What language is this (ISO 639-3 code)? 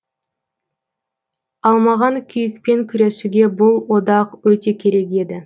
kaz